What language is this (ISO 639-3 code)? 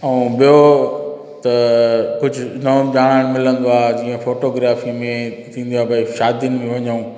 snd